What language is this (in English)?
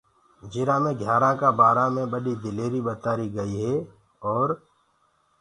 Gurgula